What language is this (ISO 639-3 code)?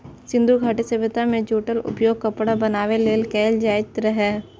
mai